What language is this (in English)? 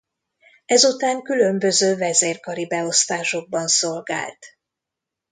Hungarian